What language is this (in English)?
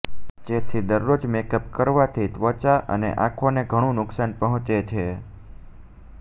Gujarati